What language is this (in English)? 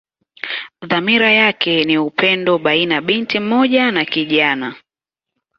Swahili